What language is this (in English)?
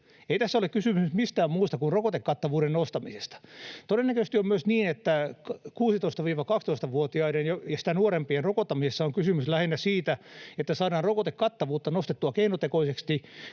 Finnish